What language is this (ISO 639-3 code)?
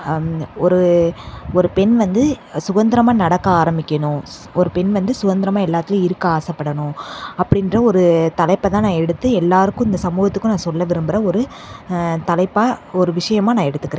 tam